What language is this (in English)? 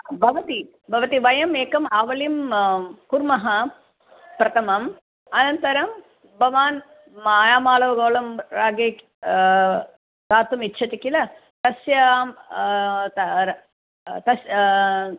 Sanskrit